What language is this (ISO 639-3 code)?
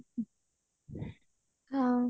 ori